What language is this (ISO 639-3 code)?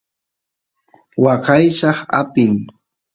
qus